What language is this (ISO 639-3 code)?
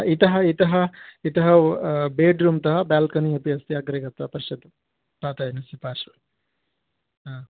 san